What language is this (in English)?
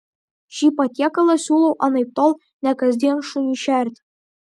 Lithuanian